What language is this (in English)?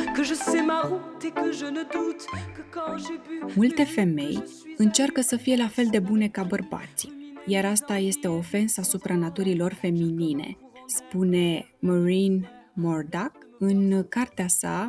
Romanian